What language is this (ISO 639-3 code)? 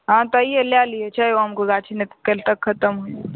mai